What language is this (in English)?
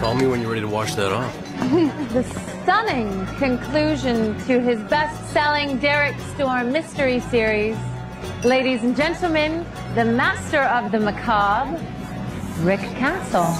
English